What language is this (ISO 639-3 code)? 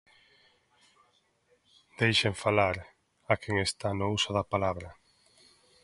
glg